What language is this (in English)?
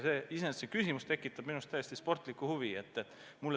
Estonian